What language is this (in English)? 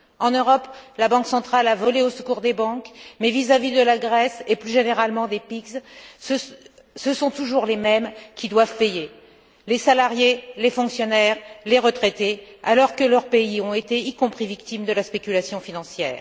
French